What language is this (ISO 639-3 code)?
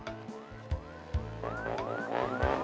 ind